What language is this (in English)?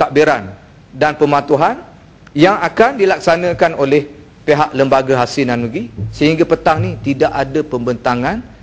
Malay